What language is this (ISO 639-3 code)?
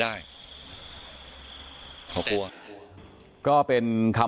tha